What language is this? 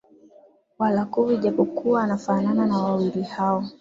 Swahili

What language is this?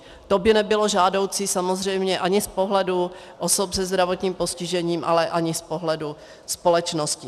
Czech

